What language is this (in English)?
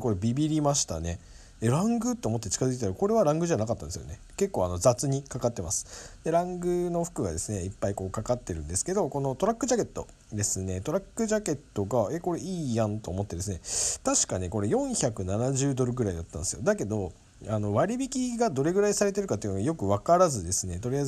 Japanese